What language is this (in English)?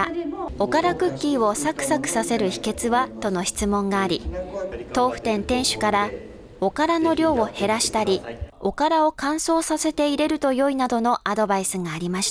Japanese